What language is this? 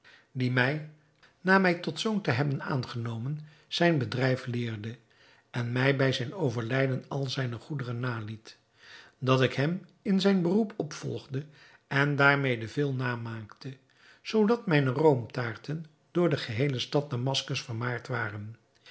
Dutch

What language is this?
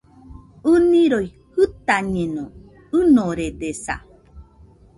Nüpode Huitoto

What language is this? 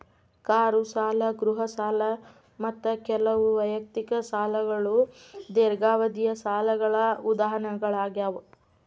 Kannada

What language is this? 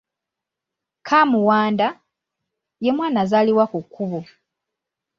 Ganda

